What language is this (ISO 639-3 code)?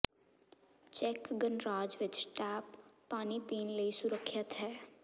pan